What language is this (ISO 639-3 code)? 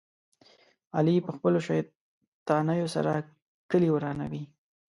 pus